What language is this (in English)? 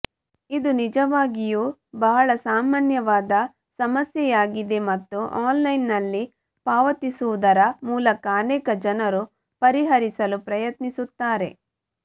Kannada